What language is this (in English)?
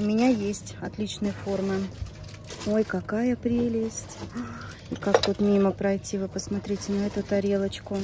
Russian